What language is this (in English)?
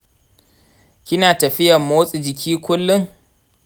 Hausa